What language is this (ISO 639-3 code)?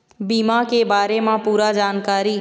hne